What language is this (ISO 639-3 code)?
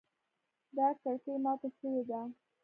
pus